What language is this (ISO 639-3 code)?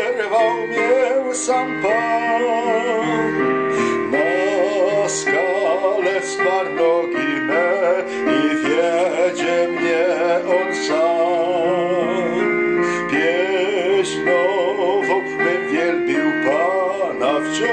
ron